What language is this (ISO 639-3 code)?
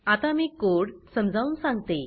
mar